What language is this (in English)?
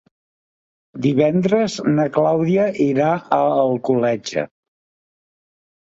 Catalan